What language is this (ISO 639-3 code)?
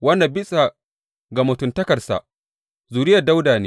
hau